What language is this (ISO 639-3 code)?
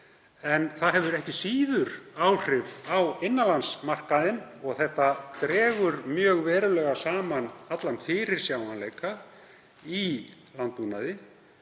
isl